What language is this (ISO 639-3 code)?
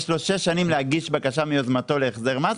heb